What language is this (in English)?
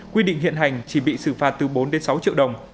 Vietnamese